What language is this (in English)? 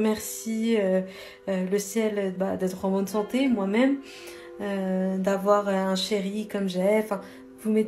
French